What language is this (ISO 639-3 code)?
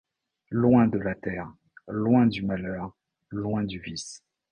fra